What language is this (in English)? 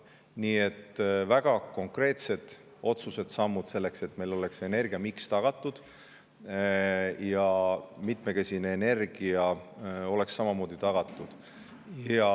Estonian